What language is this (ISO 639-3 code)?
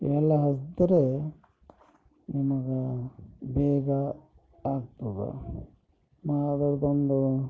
kan